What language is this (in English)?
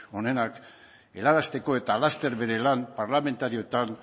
Basque